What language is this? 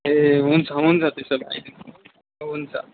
Nepali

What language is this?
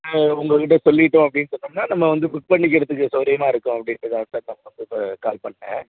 Tamil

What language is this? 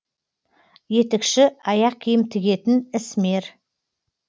Kazakh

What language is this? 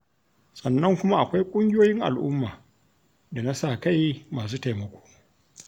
Hausa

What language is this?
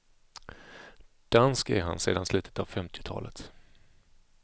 Swedish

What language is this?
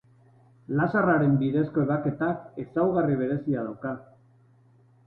Basque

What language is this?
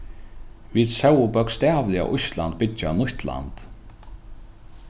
Faroese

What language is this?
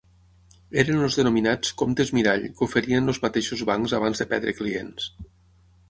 Catalan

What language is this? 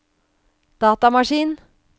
Norwegian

